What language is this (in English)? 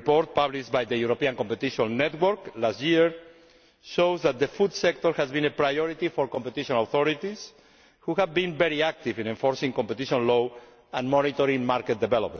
English